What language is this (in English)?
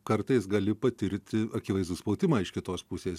Lithuanian